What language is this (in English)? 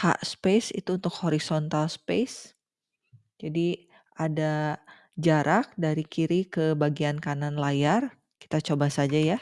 Indonesian